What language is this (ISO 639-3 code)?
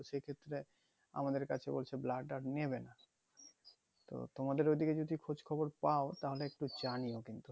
ben